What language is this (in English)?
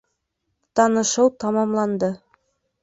Bashkir